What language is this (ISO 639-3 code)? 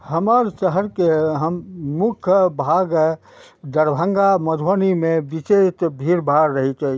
mai